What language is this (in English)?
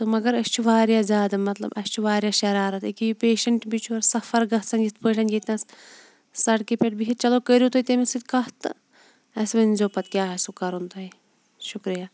Kashmiri